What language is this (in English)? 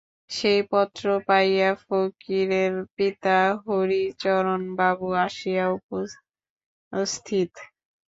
Bangla